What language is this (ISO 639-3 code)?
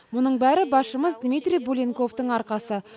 kaz